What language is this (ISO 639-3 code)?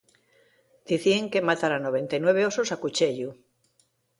ast